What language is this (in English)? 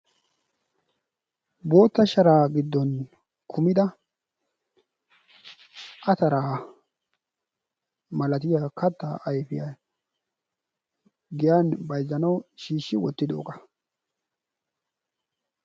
Wolaytta